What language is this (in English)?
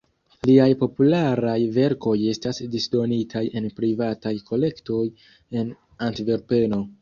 Esperanto